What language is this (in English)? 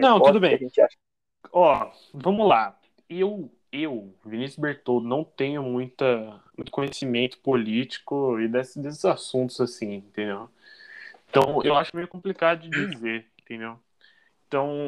Portuguese